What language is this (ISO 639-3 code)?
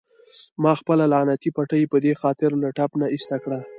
pus